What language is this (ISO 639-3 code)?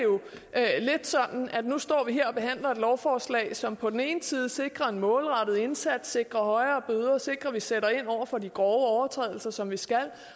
dan